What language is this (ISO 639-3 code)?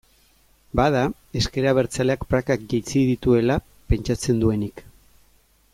eus